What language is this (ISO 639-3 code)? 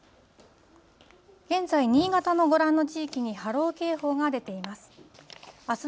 jpn